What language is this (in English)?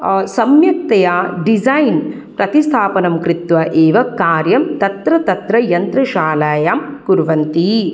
Sanskrit